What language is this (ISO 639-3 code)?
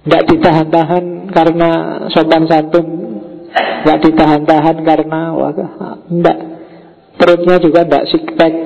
ind